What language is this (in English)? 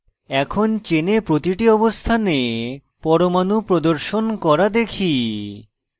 Bangla